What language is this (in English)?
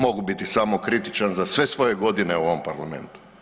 Croatian